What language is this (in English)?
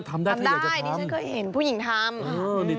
Thai